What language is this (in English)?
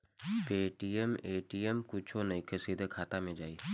Bhojpuri